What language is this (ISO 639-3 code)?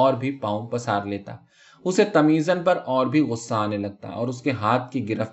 urd